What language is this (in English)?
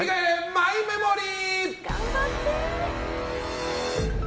Japanese